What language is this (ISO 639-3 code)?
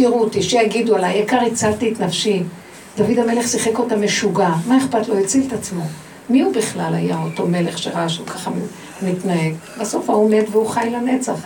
heb